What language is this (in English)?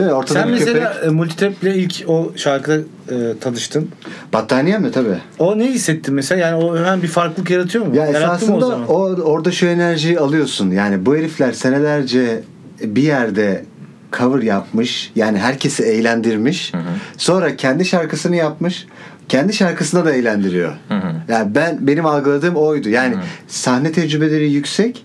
Turkish